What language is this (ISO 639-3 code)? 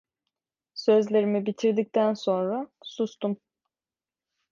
tur